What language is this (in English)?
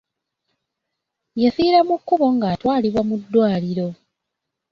Ganda